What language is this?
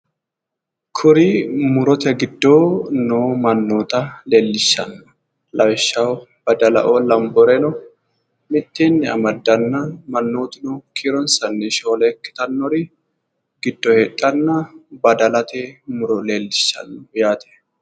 Sidamo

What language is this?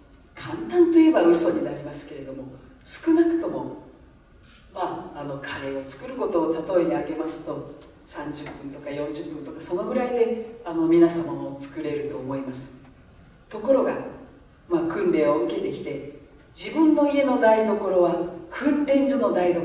Japanese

